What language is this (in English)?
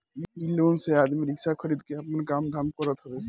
Bhojpuri